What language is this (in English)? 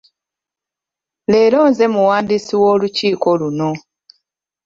Ganda